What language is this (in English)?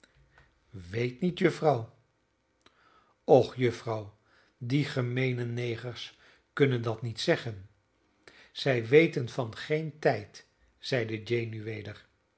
Dutch